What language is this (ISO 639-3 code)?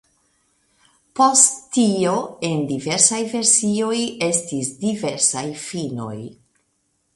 epo